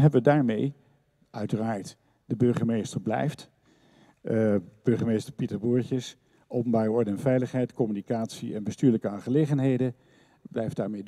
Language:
Dutch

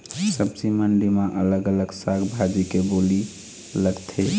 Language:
Chhattisgarhi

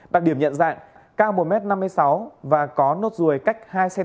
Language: Vietnamese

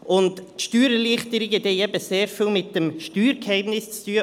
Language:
Swiss German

